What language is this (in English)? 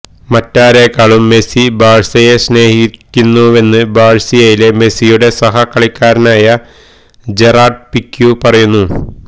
Malayalam